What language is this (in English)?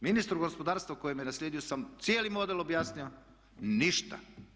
Croatian